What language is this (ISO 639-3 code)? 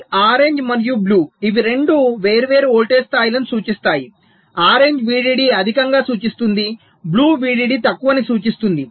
tel